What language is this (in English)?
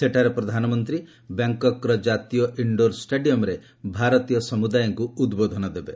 Odia